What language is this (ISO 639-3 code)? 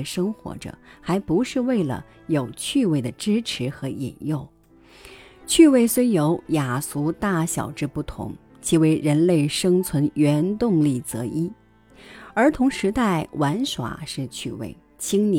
zho